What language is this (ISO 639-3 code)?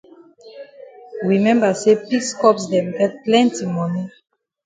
wes